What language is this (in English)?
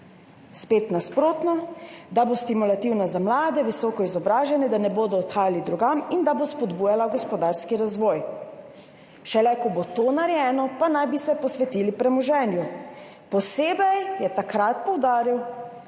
Slovenian